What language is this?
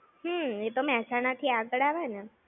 Gujarati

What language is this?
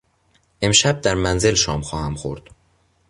Persian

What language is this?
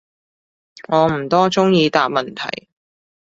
Cantonese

